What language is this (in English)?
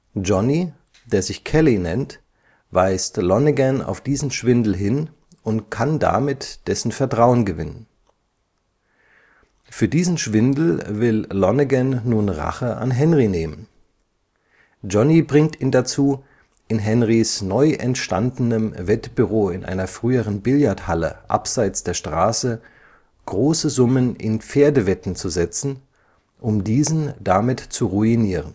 German